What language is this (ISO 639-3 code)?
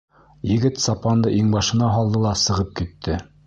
bak